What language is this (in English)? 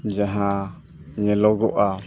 Santali